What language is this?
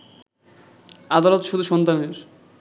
Bangla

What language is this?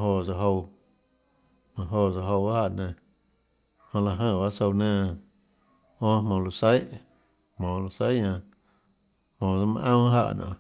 Tlacoatzintepec Chinantec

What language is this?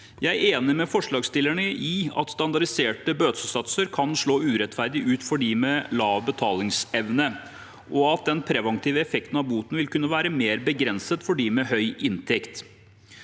Norwegian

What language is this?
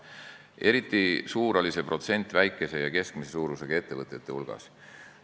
Estonian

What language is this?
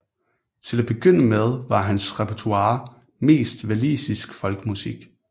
Danish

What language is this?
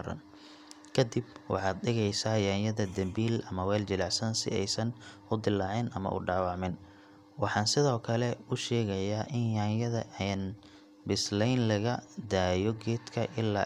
Somali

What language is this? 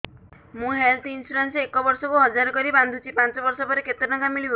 Odia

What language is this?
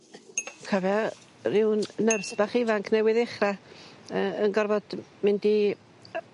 Welsh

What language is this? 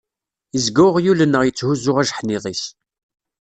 Kabyle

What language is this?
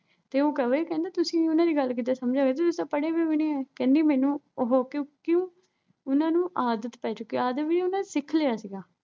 Punjabi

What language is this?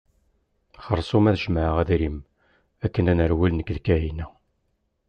Kabyle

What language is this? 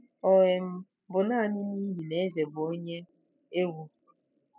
Igbo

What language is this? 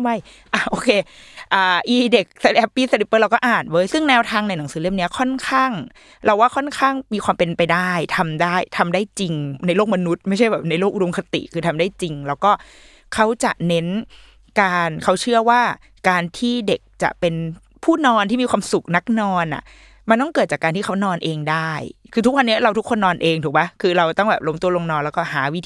Thai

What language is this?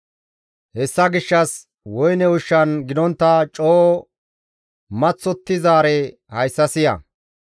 Gamo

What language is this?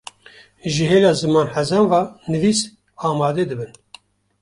Kurdish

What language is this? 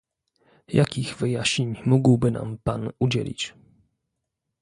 Polish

